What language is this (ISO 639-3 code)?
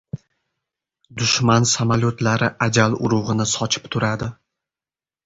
uzb